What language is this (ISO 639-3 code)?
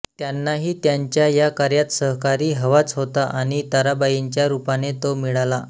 mar